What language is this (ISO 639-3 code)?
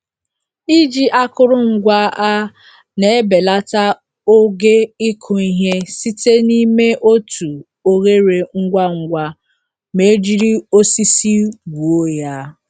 ibo